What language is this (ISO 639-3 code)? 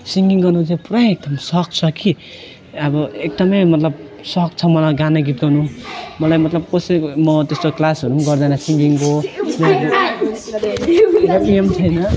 nep